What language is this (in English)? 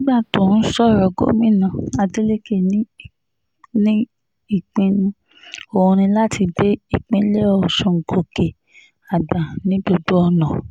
Yoruba